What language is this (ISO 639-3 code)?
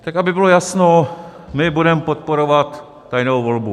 ces